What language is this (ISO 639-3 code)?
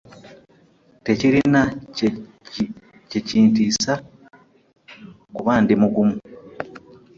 lug